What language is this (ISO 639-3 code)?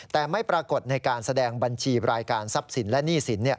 tha